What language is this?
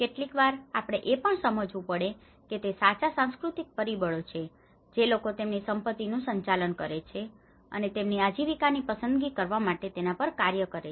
Gujarati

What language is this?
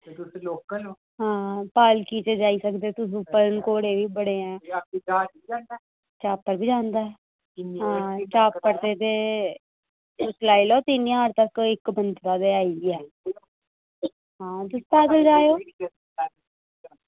Dogri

